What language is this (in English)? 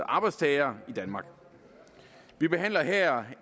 Danish